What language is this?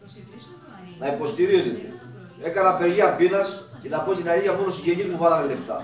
Greek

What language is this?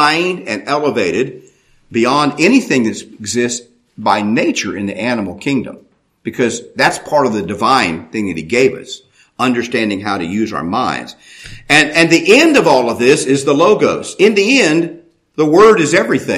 English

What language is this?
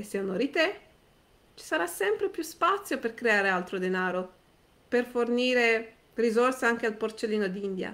Italian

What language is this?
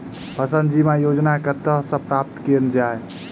Maithili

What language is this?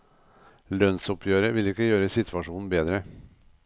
Norwegian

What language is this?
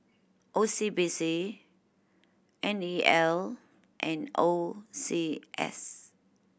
English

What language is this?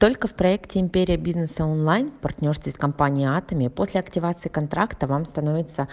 Russian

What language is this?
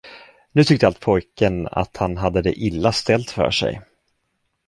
Swedish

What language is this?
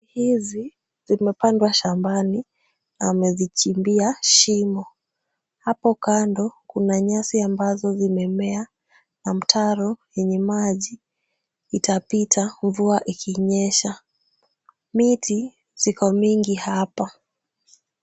Swahili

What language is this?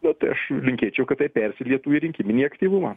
Lithuanian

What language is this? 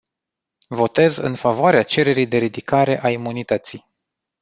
Romanian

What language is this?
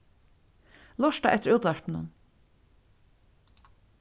Faroese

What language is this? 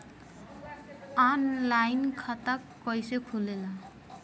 Bhojpuri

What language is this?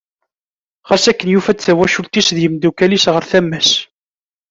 Kabyle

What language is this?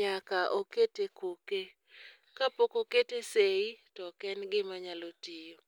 Luo (Kenya and Tanzania)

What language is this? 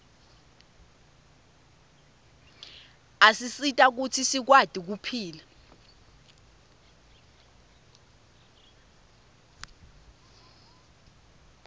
Swati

